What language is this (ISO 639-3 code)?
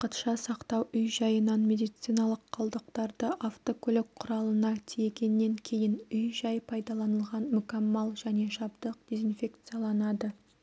kaz